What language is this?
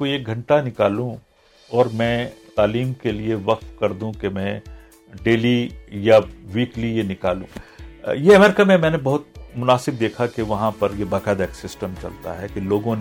Urdu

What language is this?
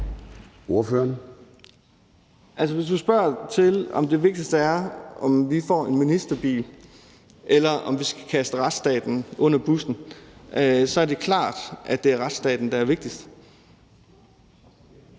Danish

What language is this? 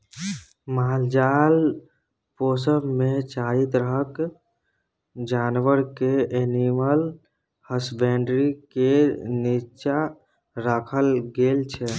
Maithili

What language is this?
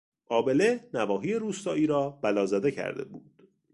Persian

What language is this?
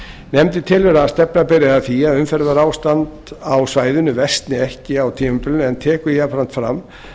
Icelandic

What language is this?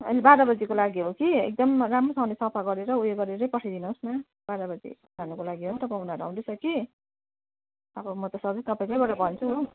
Nepali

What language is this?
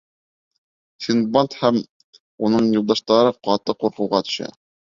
Bashkir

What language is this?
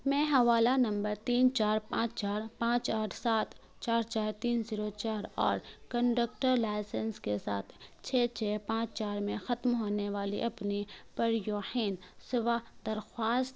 Urdu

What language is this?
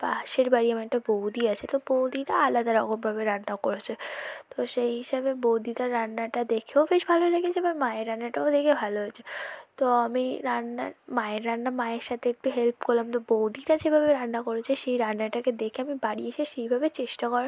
Bangla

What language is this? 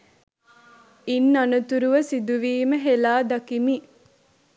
Sinhala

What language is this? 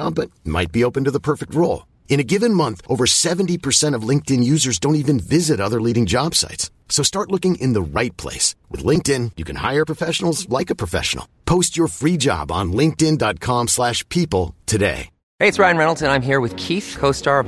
Swedish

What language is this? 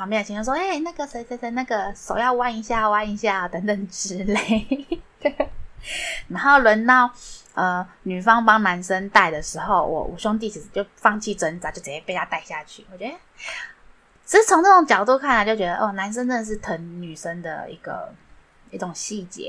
Chinese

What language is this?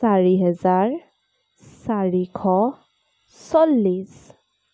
Assamese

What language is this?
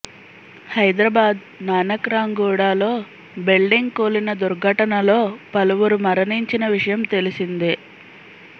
Telugu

